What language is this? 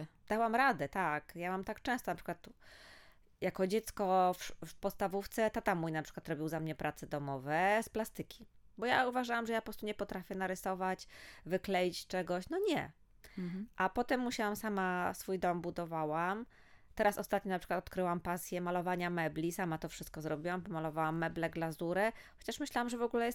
Polish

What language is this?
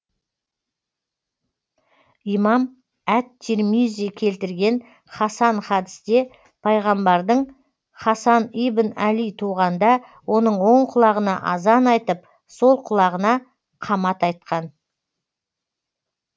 Kazakh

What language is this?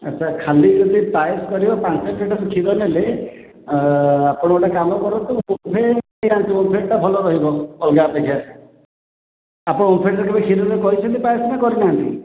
Odia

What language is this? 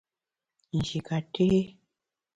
Bamun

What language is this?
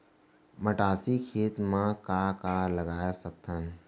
Chhattisgarhi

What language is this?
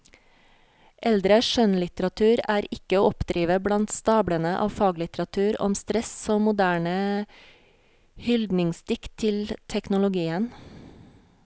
Norwegian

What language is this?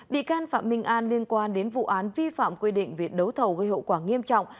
Vietnamese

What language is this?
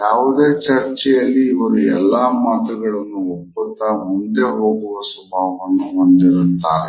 Kannada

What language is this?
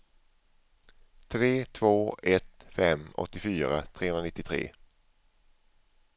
Swedish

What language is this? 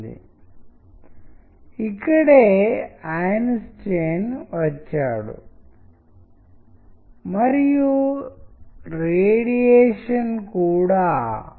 Telugu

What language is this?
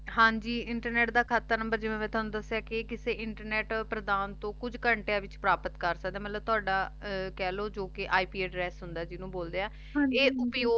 Punjabi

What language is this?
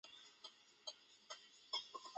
Chinese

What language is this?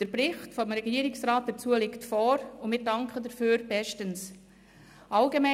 Swiss German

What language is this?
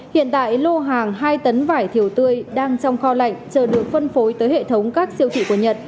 Vietnamese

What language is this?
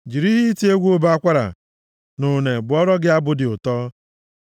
Igbo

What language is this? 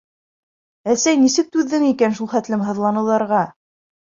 Bashkir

